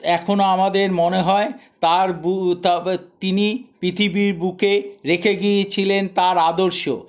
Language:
Bangla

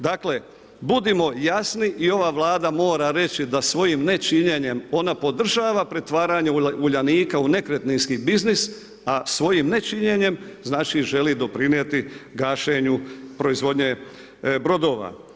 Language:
Croatian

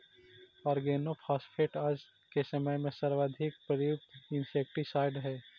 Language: Magahi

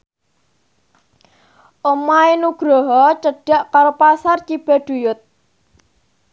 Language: Javanese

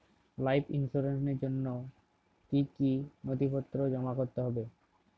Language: Bangla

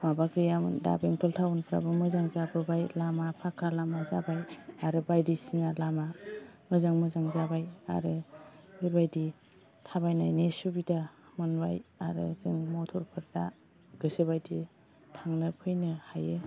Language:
Bodo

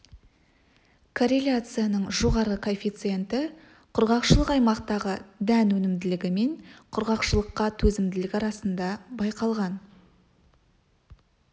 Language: Kazakh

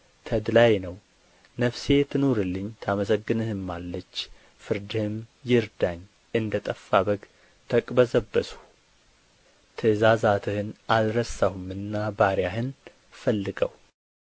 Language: Amharic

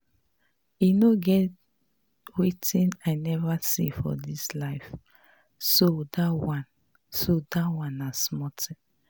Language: Nigerian Pidgin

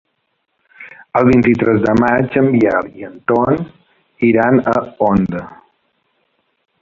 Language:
Catalan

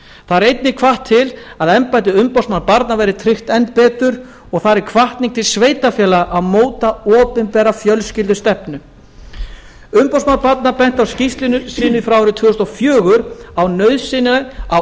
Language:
Icelandic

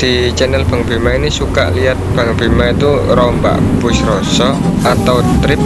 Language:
Indonesian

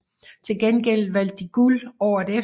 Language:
Danish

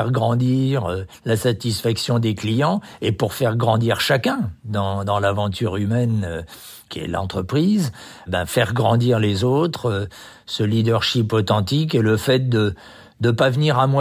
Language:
French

